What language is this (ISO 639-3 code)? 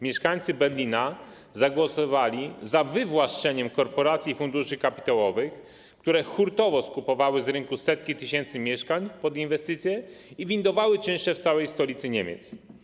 pol